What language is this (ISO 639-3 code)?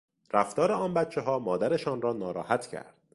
fas